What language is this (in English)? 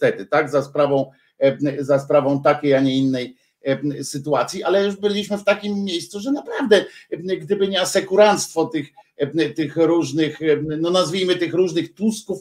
Polish